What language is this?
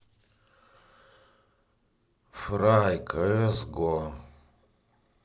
Russian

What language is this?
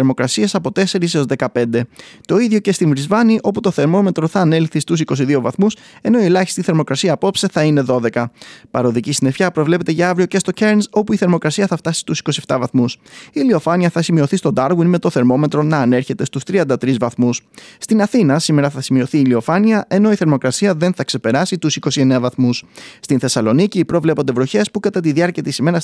Greek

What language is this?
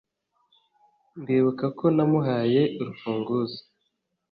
Kinyarwanda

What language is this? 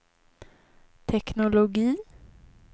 Swedish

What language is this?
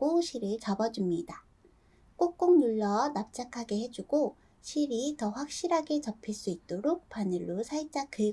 Korean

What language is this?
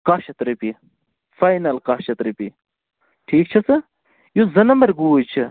Kashmiri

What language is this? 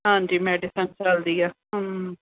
Punjabi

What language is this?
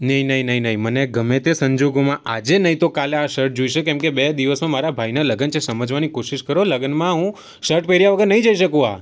Gujarati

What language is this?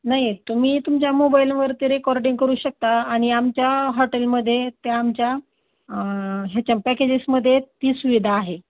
Marathi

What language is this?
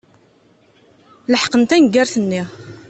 Kabyle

